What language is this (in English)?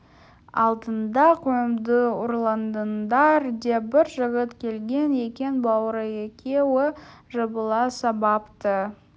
Kazakh